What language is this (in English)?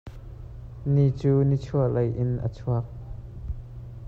Hakha Chin